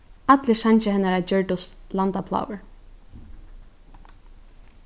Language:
Faroese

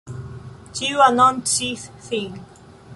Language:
Esperanto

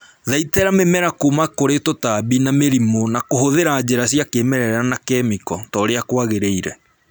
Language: Kikuyu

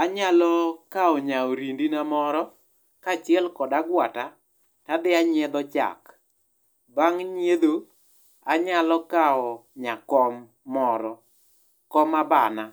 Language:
Luo (Kenya and Tanzania)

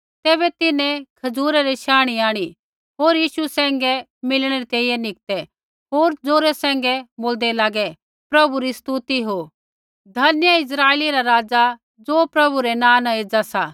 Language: Kullu Pahari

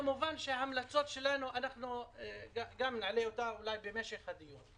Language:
Hebrew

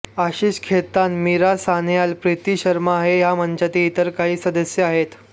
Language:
Marathi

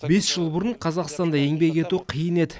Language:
Kazakh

